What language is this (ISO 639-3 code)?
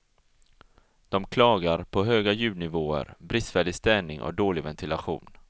swe